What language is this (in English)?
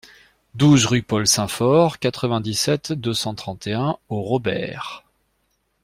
French